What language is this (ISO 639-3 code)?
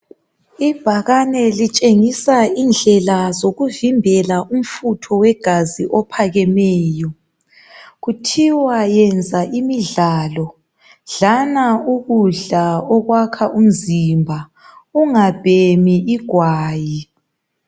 nde